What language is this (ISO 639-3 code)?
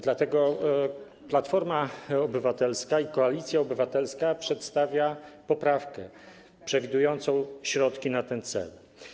pol